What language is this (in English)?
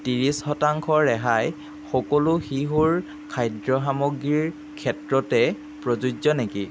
Assamese